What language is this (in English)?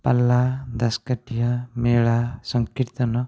Odia